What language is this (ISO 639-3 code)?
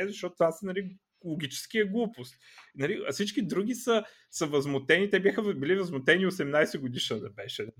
bul